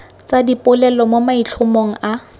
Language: Tswana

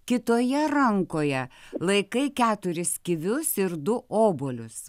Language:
Lithuanian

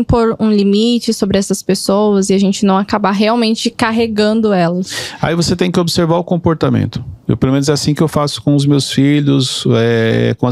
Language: Portuguese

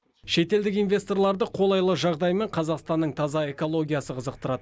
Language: Kazakh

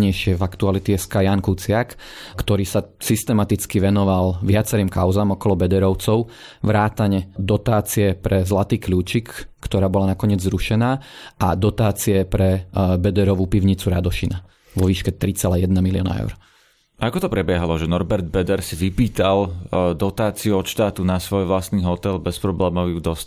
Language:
Slovak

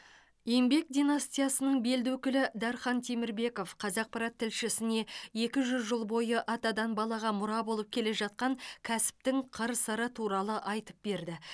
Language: Kazakh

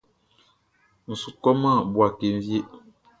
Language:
Baoulé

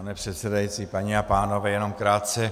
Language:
Czech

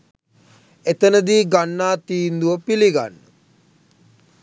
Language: Sinhala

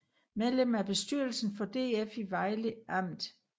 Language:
Danish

